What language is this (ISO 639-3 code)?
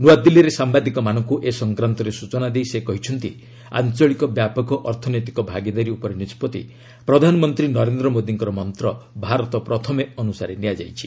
ori